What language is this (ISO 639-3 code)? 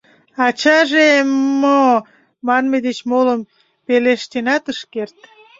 chm